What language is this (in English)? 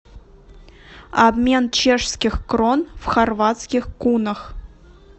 Russian